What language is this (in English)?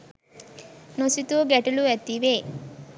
Sinhala